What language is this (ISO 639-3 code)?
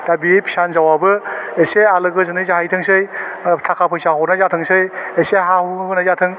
brx